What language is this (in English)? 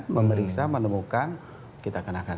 Indonesian